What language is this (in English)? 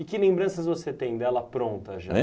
Portuguese